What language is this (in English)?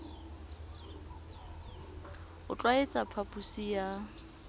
Southern Sotho